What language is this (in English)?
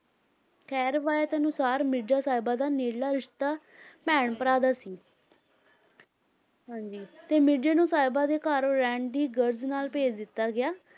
Punjabi